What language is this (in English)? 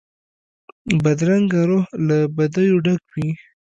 Pashto